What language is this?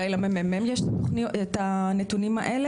Hebrew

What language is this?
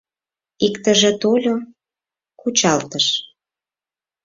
Mari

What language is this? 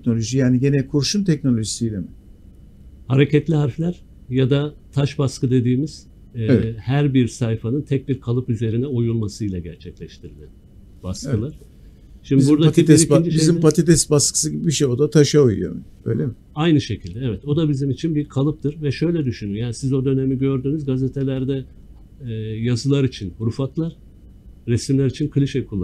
Turkish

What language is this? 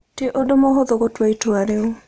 Kikuyu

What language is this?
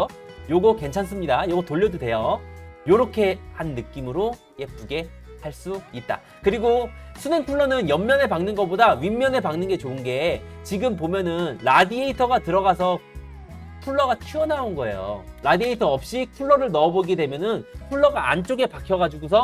Korean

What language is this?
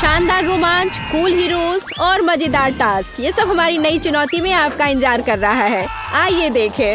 Hindi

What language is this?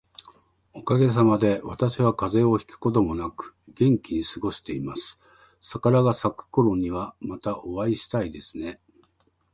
Japanese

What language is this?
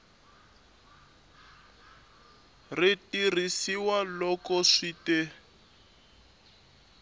Tsonga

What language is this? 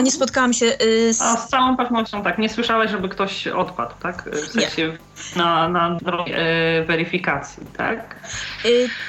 Polish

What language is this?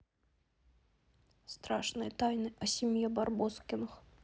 Russian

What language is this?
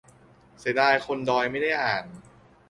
Thai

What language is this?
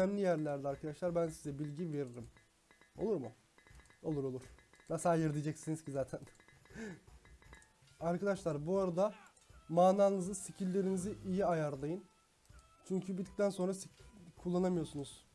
Turkish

